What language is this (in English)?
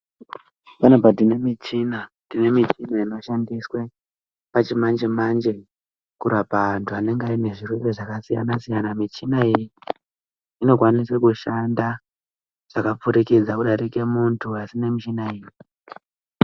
Ndau